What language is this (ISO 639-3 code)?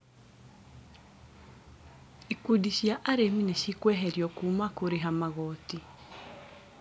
kik